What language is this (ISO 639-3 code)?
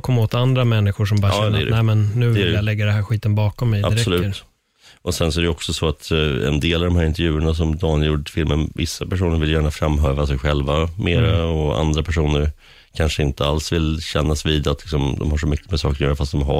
swe